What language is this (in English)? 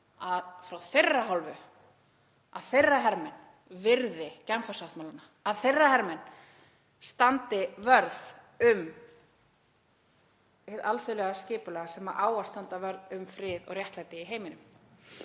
Icelandic